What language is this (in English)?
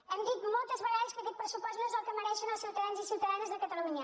Catalan